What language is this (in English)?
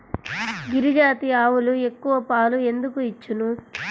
Telugu